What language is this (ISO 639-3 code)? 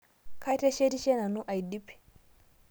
mas